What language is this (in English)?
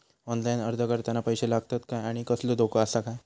Marathi